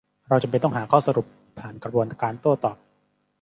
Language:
Thai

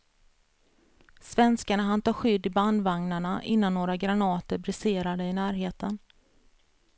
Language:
Swedish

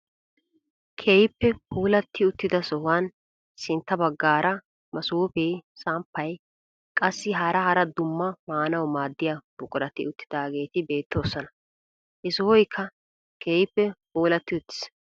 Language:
Wolaytta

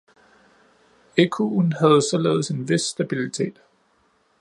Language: Danish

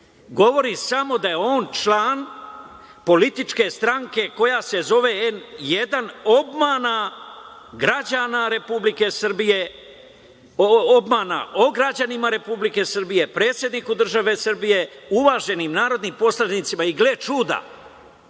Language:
Serbian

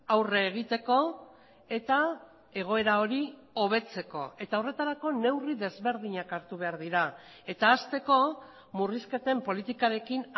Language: Basque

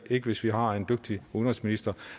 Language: Danish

